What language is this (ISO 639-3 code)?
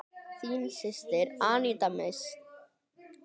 isl